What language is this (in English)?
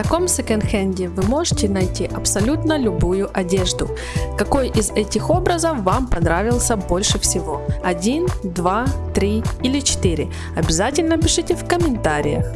Russian